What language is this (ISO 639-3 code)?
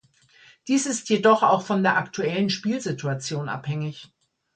deu